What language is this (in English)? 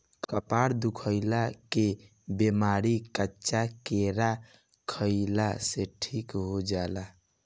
Bhojpuri